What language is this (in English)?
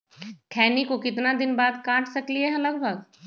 Magahi